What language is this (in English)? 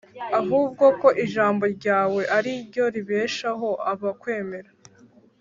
Kinyarwanda